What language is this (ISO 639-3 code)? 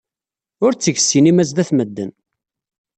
kab